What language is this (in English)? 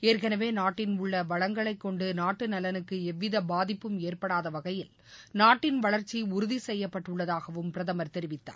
Tamil